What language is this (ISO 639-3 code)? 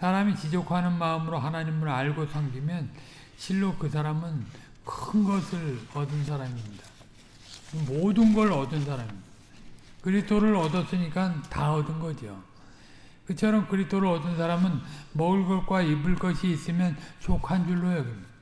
kor